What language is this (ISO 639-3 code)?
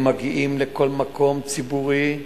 heb